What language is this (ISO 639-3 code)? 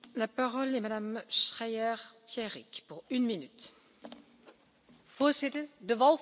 nld